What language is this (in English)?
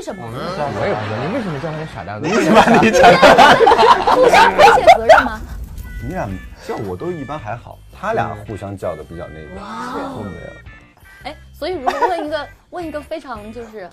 Chinese